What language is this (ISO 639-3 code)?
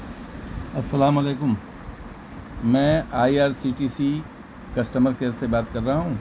urd